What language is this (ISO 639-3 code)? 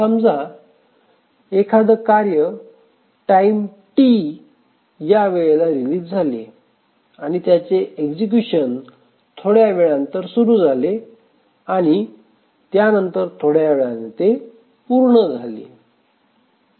mar